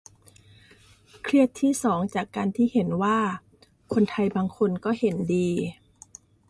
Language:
Thai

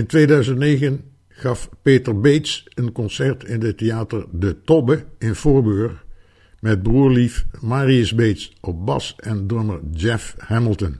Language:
Dutch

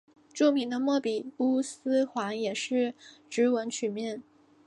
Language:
Chinese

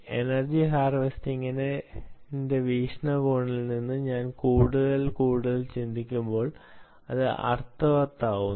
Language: Malayalam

